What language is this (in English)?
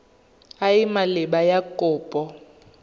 Tswana